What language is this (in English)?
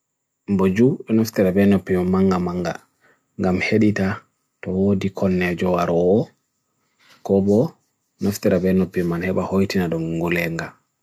Bagirmi Fulfulde